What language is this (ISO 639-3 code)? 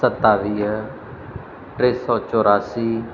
snd